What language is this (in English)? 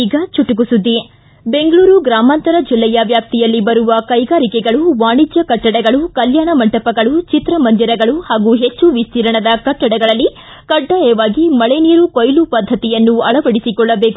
Kannada